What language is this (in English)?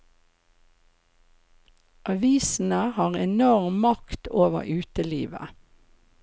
Norwegian